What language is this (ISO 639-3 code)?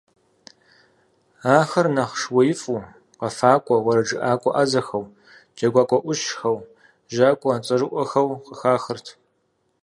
kbd